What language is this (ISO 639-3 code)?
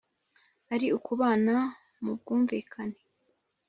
kin